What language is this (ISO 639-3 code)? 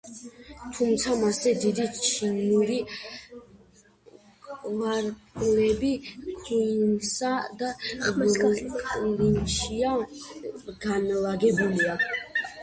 kat